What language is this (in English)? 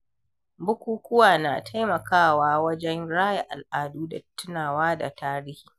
Hausa